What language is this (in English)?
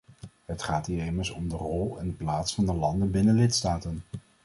Dutch